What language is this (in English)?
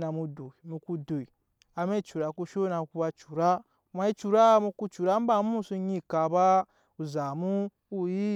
Nyankpa